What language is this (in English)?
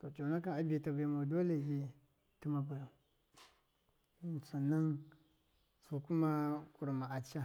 Miya